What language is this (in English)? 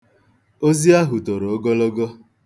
Igbo